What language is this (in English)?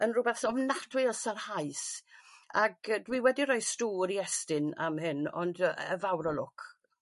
Welsh